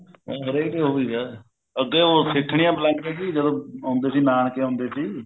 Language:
Punjabi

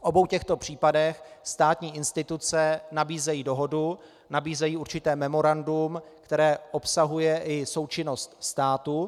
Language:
Czech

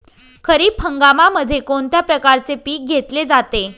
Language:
Marathi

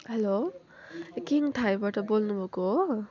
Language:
Nepali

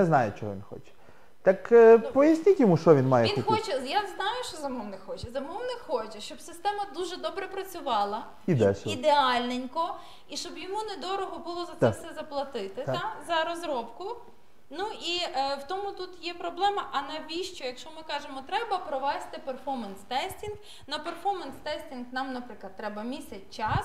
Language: Ukrainian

